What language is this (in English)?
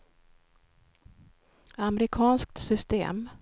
Swedish